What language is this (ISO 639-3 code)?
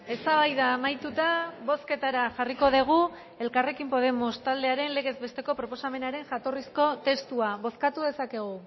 eus